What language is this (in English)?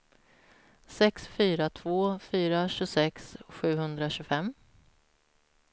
Swedish